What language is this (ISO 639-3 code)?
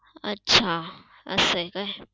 mar